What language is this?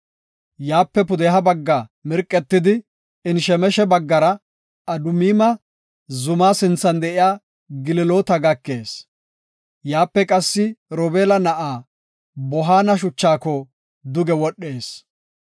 Gofa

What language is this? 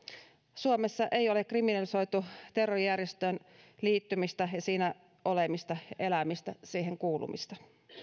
Finnish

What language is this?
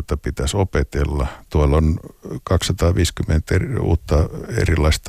Finnish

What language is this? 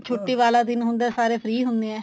Punjabi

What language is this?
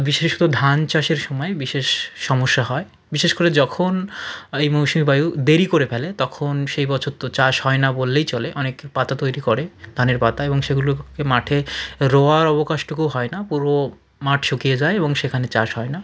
Bangla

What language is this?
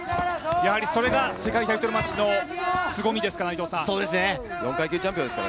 Japanese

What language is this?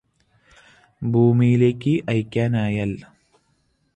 Malayalam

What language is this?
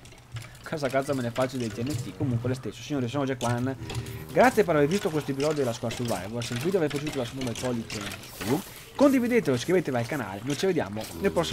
Italian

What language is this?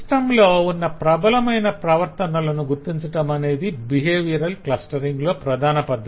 Telugu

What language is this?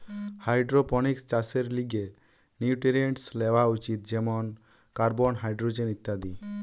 Bangla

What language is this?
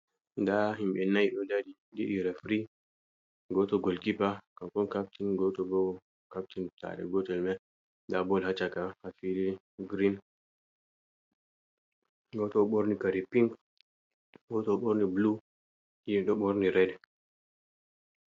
Fula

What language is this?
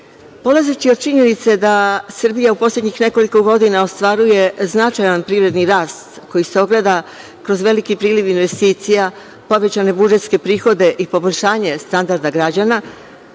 Serbian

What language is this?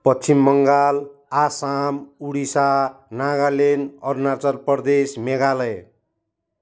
Nepali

